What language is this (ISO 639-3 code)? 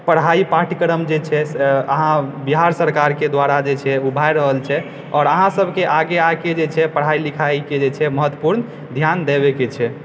mai